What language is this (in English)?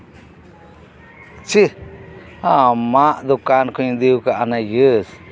Santali